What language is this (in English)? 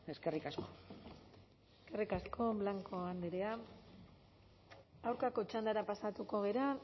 Basque